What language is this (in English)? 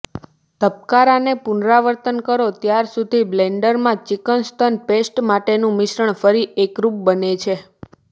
Gujarati